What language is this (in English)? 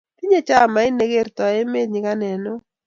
Kalenjin